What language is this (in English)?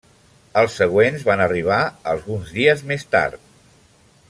Catalan